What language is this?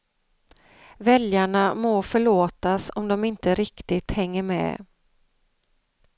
Swedish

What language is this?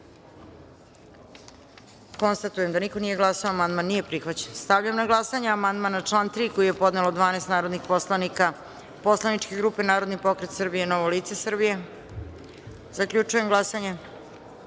Serbian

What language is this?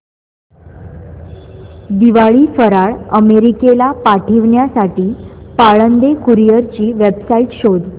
Marathi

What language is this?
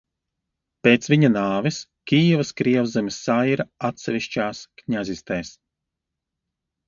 Latvian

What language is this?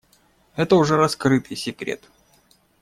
Russian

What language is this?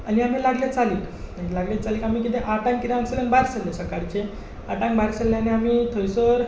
Konkani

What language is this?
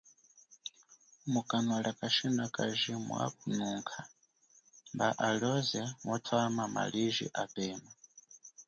Chokwe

